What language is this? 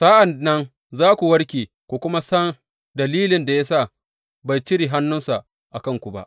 Hausa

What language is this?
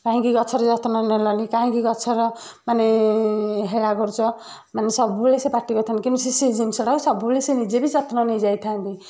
Odia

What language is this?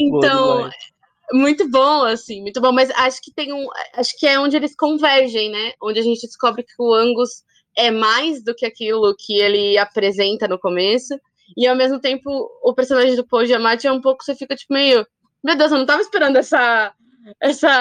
Portuguese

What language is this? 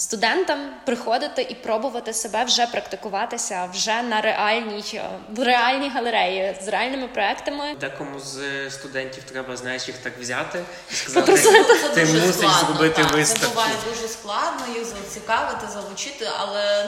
Ukrainian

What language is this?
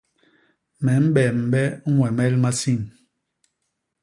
Basaa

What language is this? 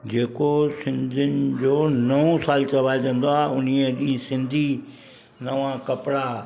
Sindhi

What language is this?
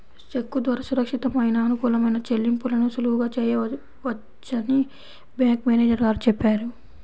Telugu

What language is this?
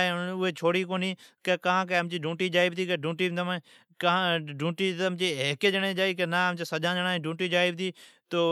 Od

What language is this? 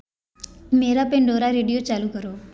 Hindi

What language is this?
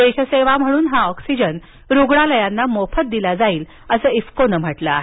Marathi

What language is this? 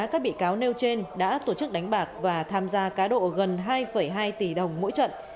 Vietnamese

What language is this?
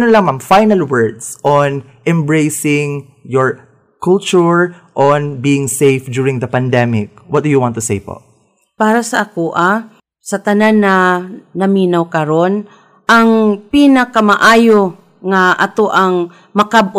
Filipino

